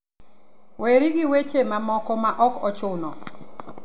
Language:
Luo (Kenya and Tanzania)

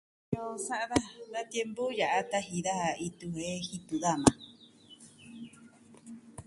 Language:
Southwestern Tlaxiaco Mixtec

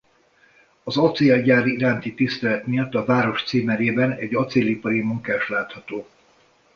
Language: Hungarian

